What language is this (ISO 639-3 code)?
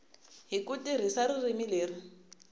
tso